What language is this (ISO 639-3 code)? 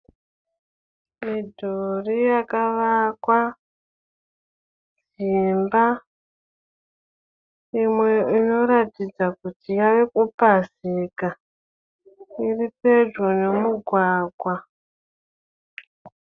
sna